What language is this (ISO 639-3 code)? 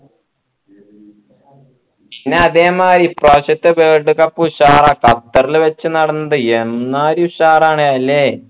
mal